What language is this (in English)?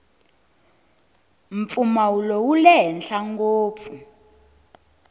Tsonga